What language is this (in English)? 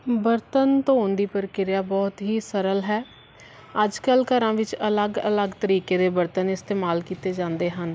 Punjabi